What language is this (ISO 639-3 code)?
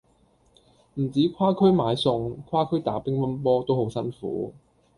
yue